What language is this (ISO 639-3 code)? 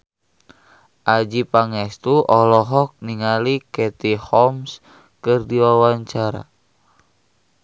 sun